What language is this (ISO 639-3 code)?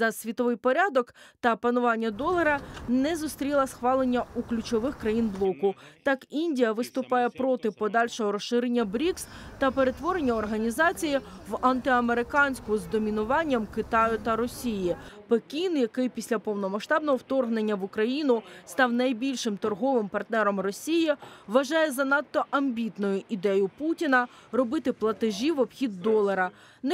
ukr